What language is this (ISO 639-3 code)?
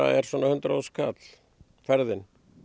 isl